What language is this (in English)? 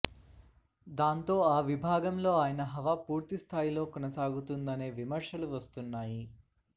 Telugu